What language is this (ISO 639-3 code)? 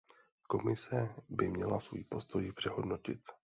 ces